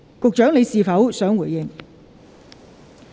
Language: Cantonese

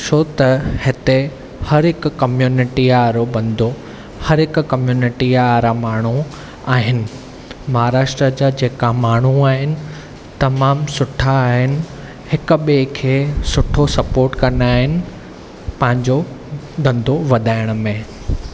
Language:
Sindhi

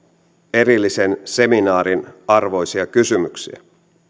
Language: Finnish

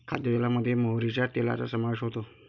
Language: Marathi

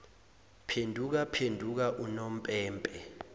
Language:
Zulu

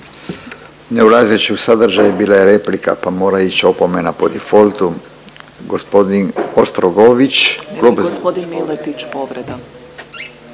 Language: Croatian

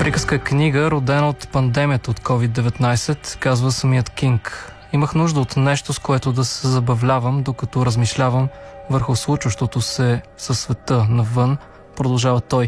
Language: Bulgarian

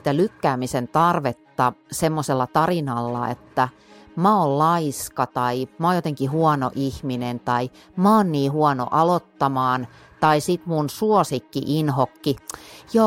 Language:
Finnish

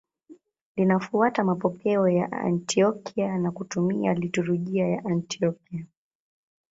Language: Swahili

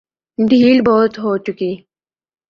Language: Urdu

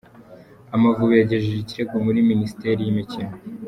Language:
Kinyarwanda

